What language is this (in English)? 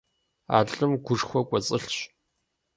Kabardian